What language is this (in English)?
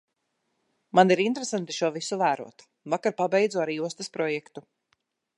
Latvian